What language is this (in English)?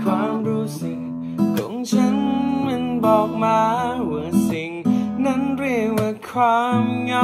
Thai